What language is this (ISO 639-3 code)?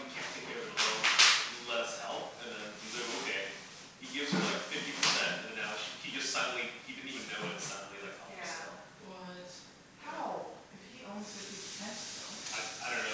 eng